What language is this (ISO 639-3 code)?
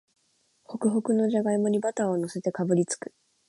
jpn